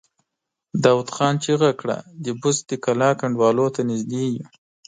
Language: Pashto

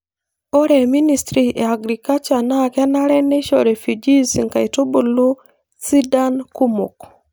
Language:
Masai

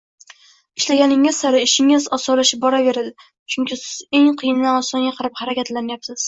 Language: Uzbek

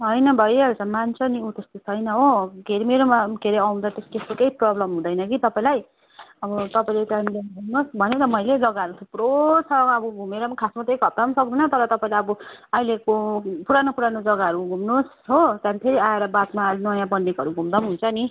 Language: Nepali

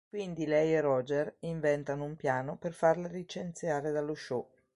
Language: Italian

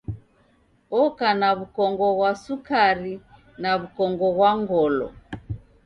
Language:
Taita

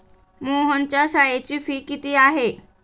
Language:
Marathi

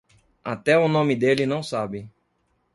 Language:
Portuguese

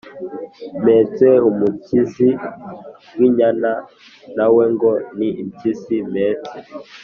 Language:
Kinyarwanda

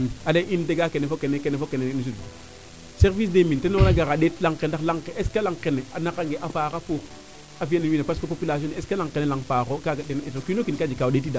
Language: Serer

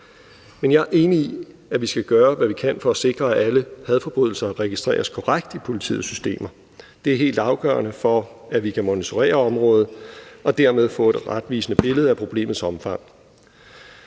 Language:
Danish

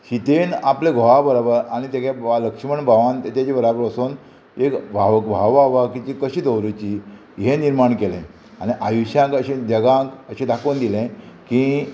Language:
Konkani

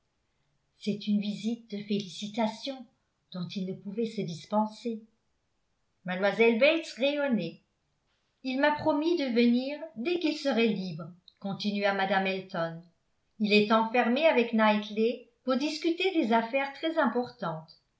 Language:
French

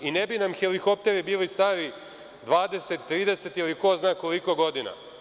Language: Serbian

